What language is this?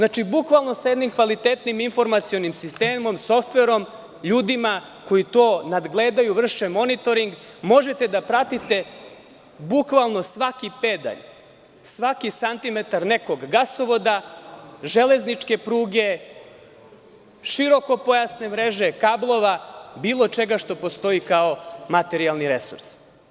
Serbian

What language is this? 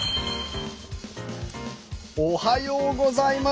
Japanese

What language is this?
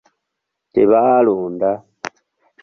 Ganda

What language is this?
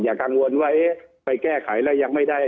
Thai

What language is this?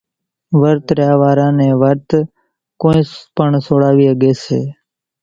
Kachi Koli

